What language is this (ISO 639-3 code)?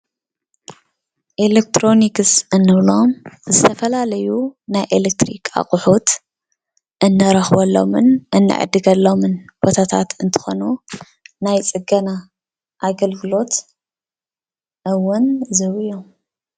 tir